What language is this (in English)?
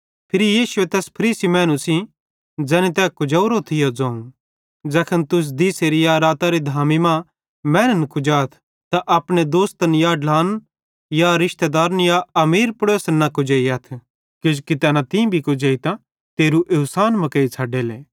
Bhadrawahi